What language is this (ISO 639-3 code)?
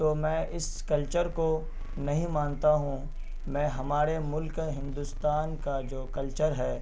urd